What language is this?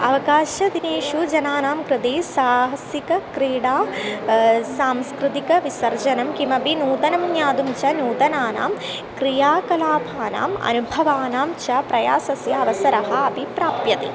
Sanskrit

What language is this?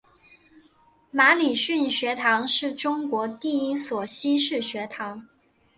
Chinese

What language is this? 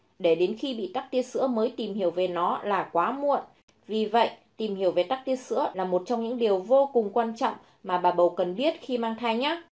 Vietnamese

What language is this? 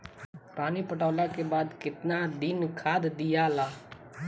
Bhojpuri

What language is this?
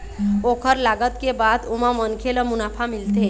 Chhattisgarhi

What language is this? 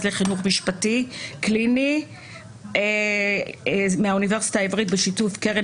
Hebrew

